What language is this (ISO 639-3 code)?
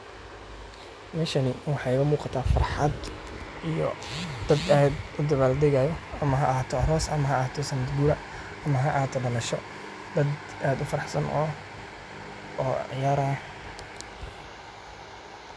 som